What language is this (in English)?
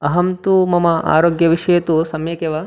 Sanskrit